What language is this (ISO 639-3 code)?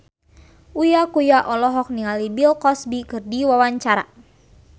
sun